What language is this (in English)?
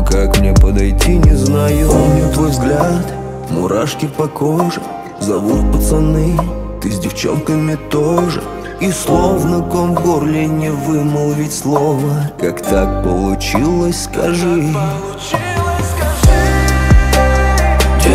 Russian